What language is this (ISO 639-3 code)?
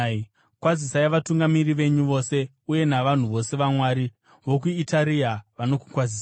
sna